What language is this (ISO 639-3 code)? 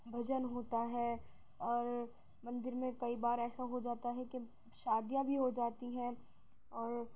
urd